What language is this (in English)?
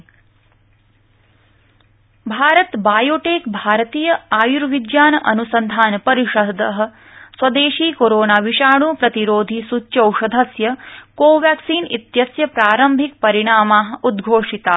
Sanskrit